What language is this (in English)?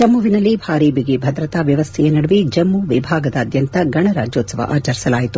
Kannada